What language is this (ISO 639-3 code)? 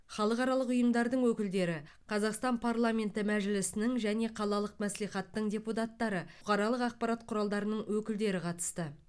kaz